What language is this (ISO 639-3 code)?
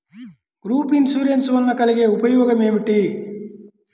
tel